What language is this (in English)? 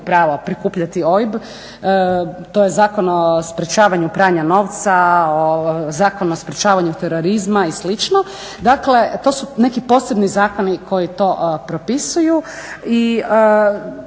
Croatian